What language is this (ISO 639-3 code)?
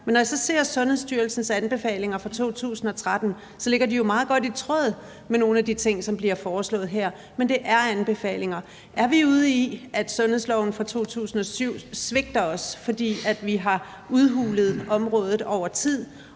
dan